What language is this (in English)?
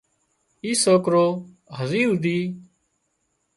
Wadiyara Koli